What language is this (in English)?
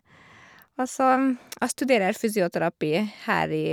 Norwegian